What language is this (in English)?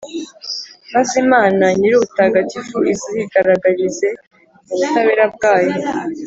Kinyarwanda